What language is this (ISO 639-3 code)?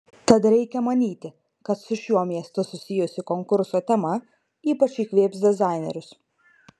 lit